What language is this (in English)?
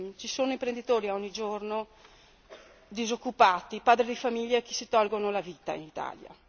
Italian